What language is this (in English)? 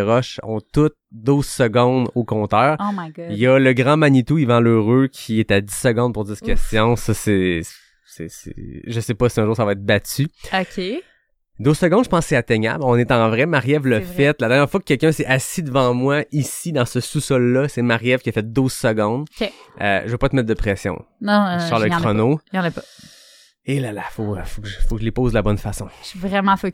French